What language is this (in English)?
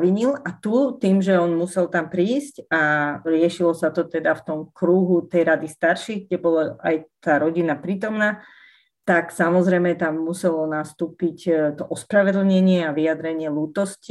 Slovak